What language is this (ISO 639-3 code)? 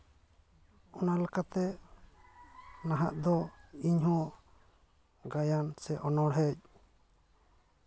sat